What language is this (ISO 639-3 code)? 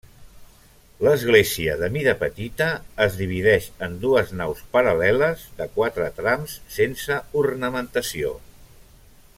cat